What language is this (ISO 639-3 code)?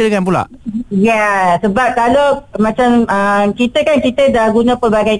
msa